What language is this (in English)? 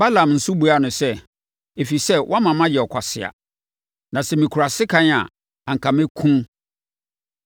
Akan